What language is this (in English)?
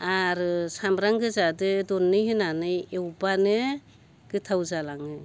Bodo